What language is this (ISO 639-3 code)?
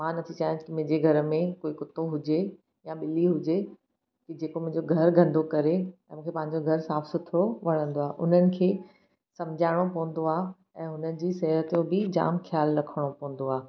snd